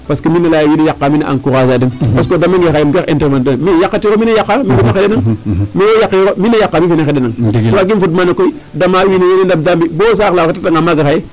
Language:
Serer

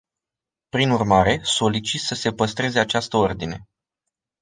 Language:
Romanian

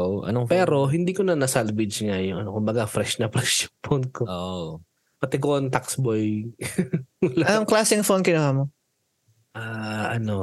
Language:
Filipino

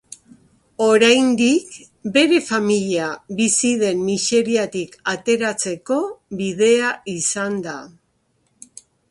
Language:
Basque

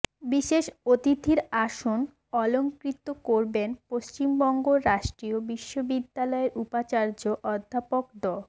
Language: Bangla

